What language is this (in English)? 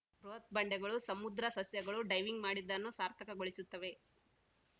Kannada